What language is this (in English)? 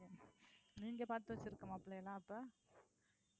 Tamil